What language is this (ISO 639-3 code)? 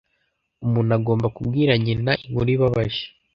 kin